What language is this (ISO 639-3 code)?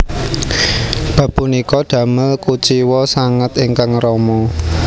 jav